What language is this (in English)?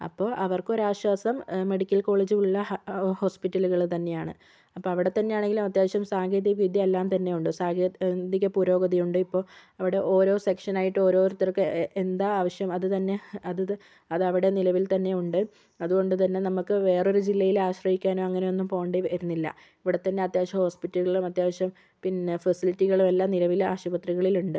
Malayalam